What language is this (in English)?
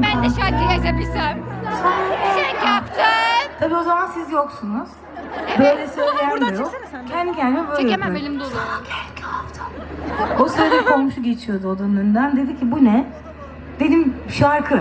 Turkish